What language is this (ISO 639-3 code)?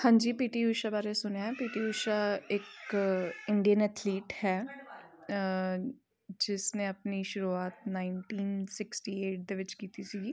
pan